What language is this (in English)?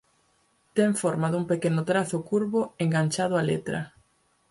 Galician